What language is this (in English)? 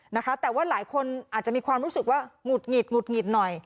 Thai